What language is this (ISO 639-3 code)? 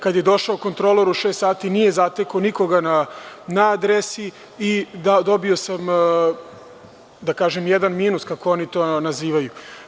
srp